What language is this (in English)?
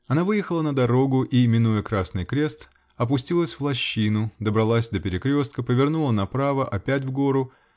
Russian